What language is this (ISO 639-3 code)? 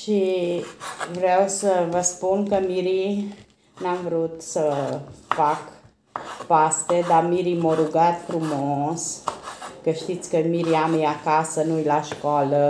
ron